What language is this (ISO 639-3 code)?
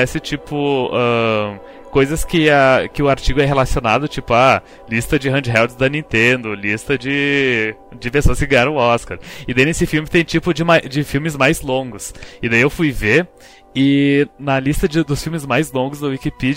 por